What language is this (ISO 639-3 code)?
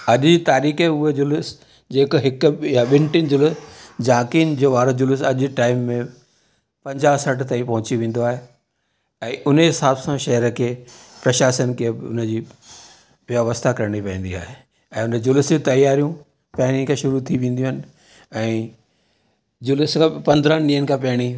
snd